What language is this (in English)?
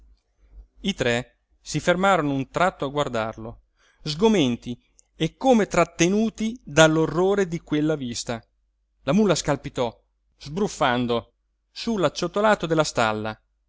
Italian